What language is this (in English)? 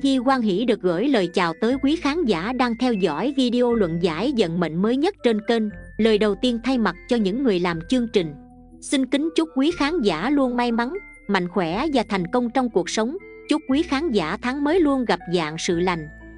Vietnamese